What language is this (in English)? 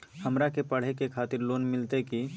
Magahi